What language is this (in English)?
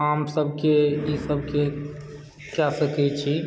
Maithili